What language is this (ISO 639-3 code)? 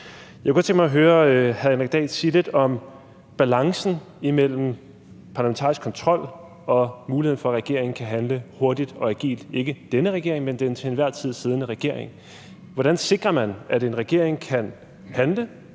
dan